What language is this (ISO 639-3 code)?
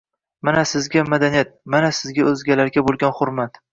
uzb